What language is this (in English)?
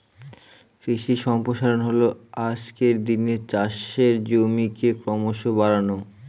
Bangla